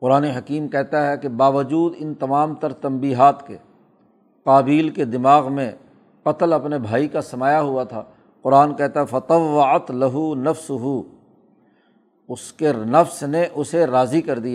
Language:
Urdu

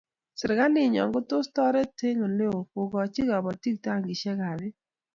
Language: Kalenjin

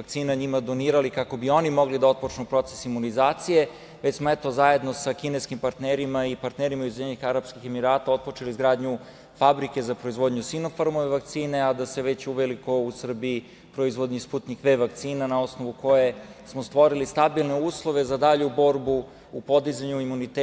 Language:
Serbian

